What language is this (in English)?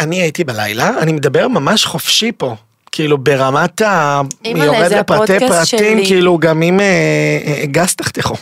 Hebrew